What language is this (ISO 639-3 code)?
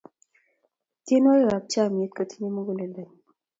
kln